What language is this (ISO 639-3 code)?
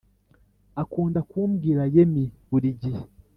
kin